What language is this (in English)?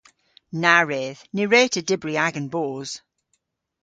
Cornish